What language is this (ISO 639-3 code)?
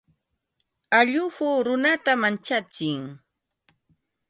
qva